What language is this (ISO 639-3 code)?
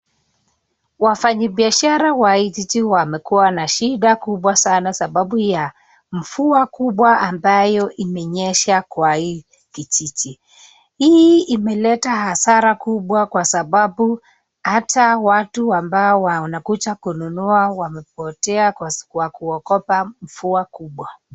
swa